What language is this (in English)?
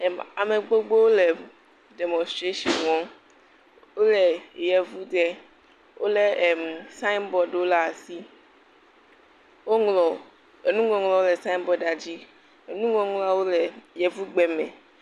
Ewe